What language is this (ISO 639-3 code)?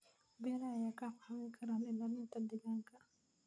som